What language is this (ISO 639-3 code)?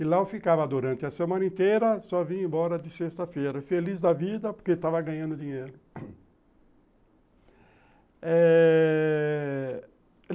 por